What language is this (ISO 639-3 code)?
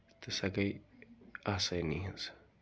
kas